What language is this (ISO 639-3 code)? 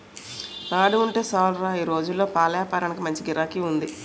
tel